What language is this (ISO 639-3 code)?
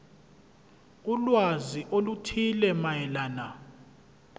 zul